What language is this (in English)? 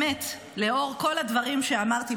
Hebrew